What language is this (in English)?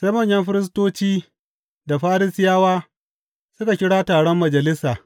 Hausa